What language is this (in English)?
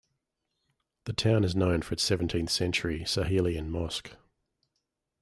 English